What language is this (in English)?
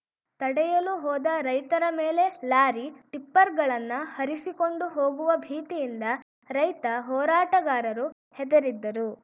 Kannada